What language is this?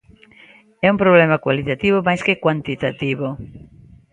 Galician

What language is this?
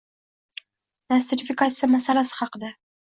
Uzbek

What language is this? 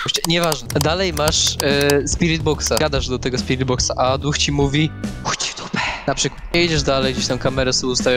Polish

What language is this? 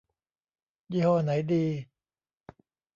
Thai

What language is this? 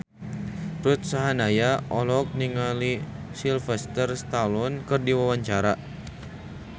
Sundanese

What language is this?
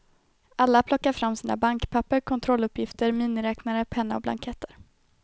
Swedish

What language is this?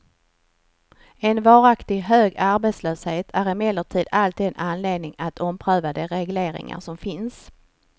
Swedish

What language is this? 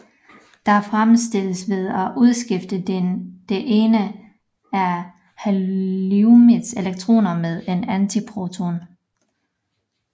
Danish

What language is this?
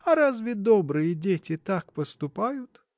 Russian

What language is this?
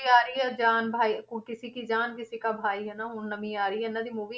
Punjabi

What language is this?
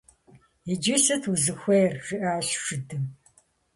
Kabardian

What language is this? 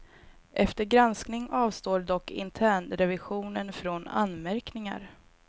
Swedish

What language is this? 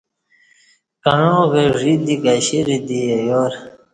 Kati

